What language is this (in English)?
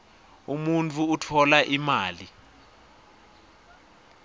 Swati